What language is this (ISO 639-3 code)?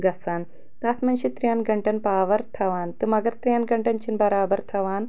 kas